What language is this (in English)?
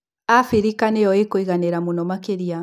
Kikuyu